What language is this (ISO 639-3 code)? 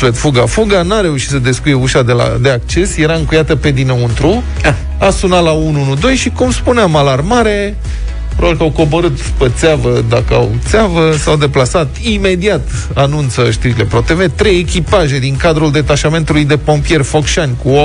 ron